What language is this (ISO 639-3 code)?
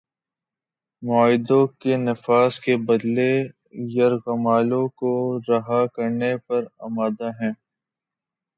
urd